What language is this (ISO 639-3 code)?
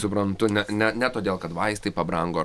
lit